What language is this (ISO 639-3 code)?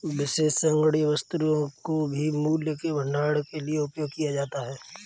hin